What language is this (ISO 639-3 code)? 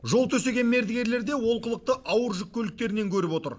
kaz